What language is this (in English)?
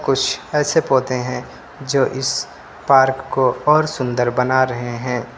Hindi